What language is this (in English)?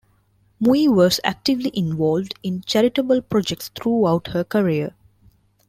English